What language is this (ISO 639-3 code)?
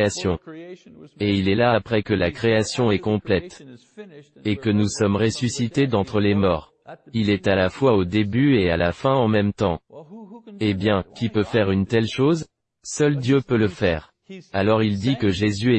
fra